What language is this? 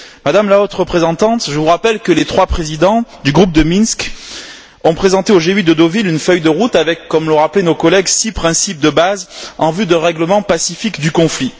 French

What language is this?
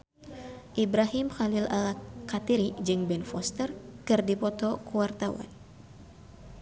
Sundanese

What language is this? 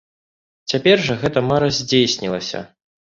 Belarusian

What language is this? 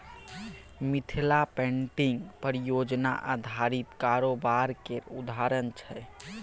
Maithili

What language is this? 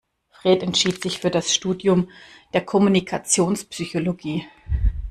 German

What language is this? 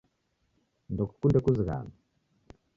Taita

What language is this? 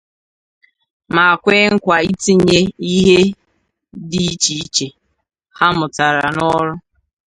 Igbo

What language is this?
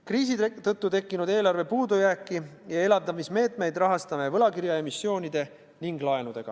Estonian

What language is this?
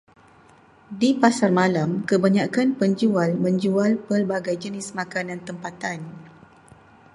Malay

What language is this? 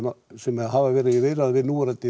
Icelandic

